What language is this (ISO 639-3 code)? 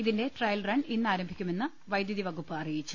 mal